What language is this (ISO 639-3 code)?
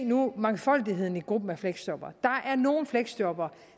dan